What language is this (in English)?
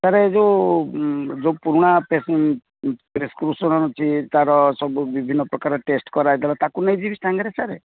Odia